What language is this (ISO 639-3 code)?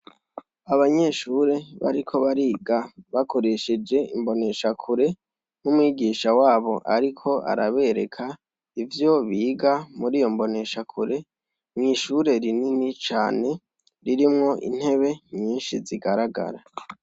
run